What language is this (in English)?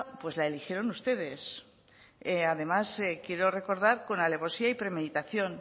Spanish